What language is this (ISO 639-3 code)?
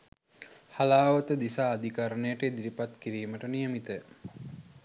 sin